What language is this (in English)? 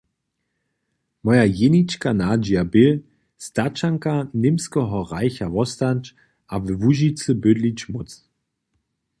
Upper Sorbian